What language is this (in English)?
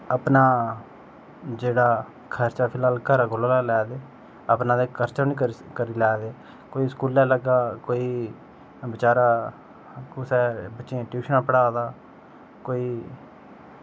Dogri